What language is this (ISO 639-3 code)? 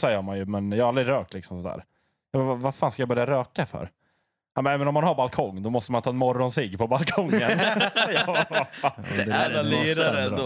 swe